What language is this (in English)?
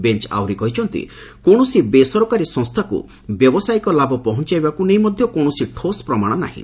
Odia